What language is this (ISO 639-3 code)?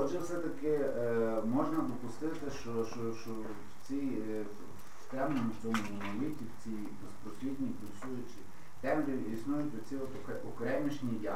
ukr